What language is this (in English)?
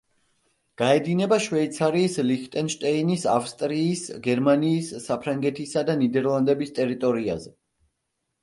Georgian